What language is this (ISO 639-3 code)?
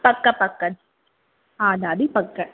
snd